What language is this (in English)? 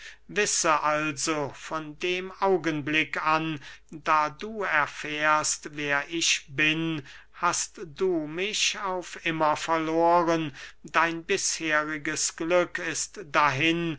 German